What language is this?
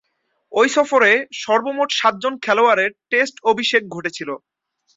Bangla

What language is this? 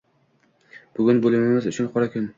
Uzbek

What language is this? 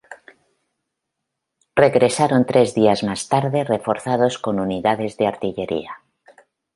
Spanish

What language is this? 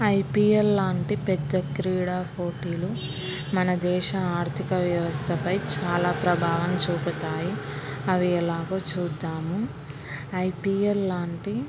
Telugu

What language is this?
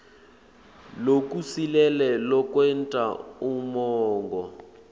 Swati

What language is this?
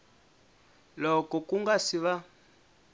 Tsonga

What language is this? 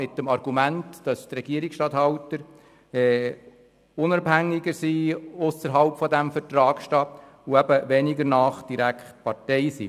Swiss German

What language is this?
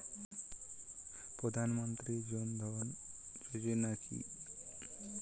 Bangla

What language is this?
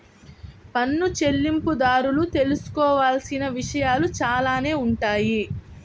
Telugu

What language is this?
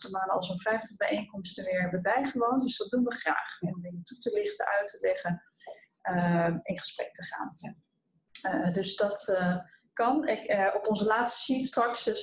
Dutch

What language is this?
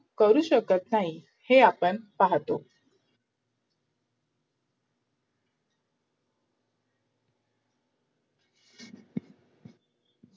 Marathi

